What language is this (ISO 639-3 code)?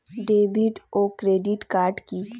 ben